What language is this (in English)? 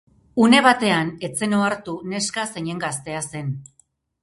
Basque